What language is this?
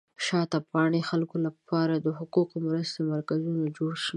Pashto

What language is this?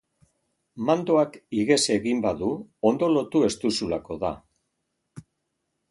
Basque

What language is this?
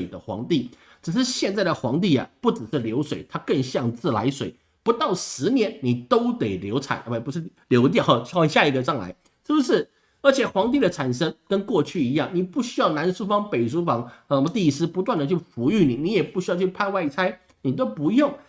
Chinese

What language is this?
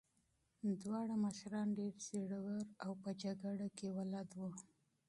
Pashto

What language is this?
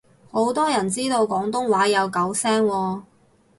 Cantonese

